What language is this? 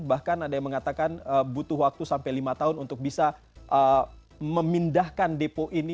Indonesian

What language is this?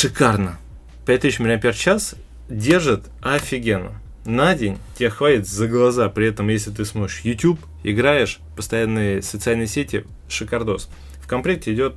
Russian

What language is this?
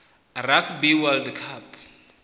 Venda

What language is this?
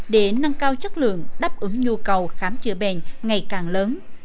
Vietnamese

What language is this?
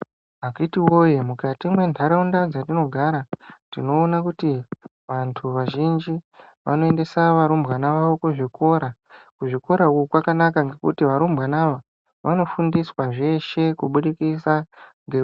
Ndau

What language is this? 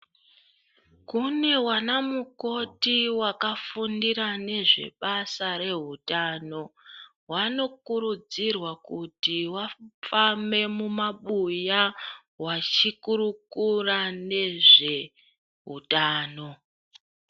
Ndau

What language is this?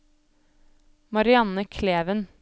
Norwegian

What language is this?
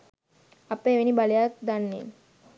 Sinhala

